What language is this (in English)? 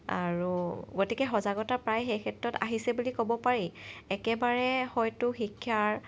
Assamese